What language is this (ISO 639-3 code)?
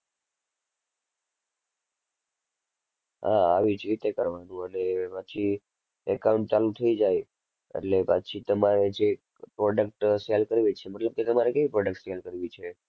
guj